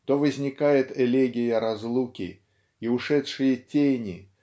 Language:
Russian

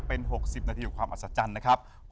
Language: Thai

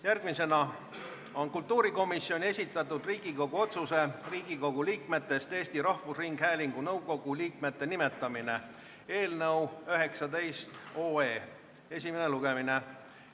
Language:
Estonian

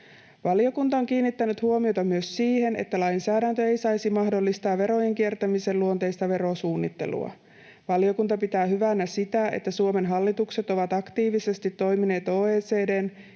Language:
Finnish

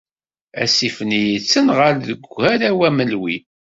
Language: Kabyle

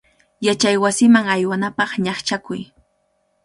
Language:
Cajatambo North Lima Quechua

